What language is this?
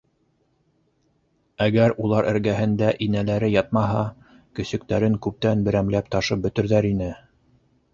Bashkir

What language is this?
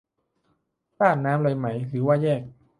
Thai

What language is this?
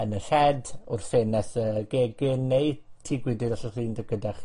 Welsh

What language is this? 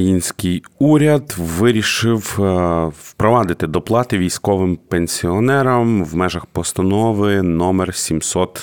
Ukrainian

